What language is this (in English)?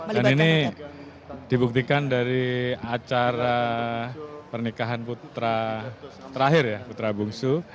Indonesian